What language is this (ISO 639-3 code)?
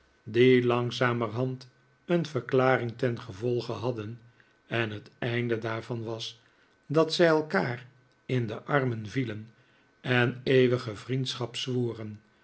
nld